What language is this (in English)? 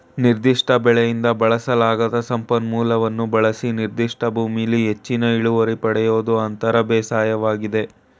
Kannada